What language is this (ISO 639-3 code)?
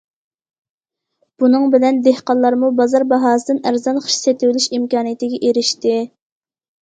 uig